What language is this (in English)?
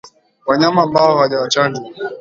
Swahili